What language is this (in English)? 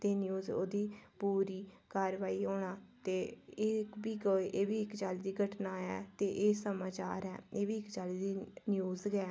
Dogri